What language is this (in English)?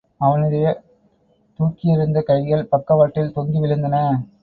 Tamil